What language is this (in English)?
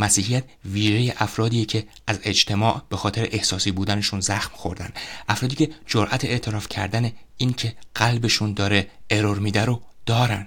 Persian